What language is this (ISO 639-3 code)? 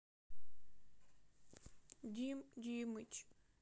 rus